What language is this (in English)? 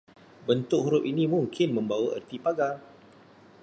Malay